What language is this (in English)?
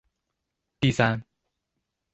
Chinese